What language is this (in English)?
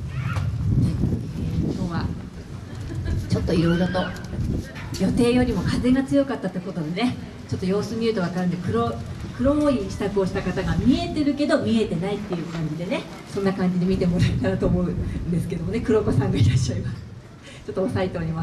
Japanese